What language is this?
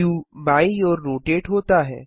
Hindi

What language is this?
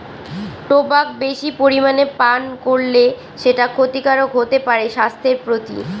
Bangla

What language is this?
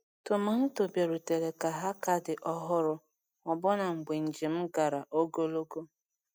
Igbo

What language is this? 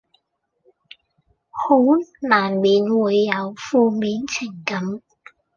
Cantonese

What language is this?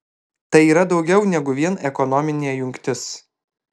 Lithuanian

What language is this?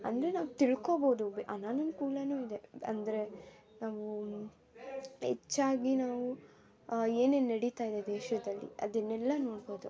Kannada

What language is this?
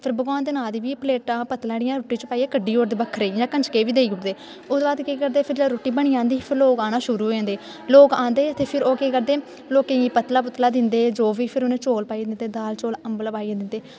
Dogri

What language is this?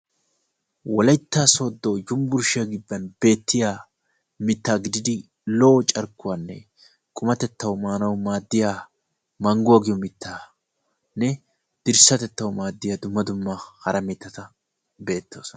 Wolaytta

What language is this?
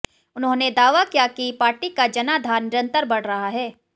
Hindi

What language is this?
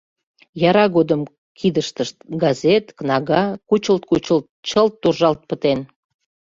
Mari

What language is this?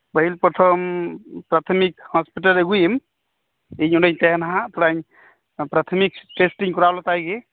Santali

